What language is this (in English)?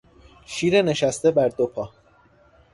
Persian